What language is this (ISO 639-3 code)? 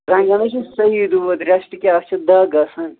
kas